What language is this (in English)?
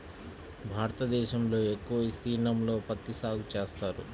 Telugu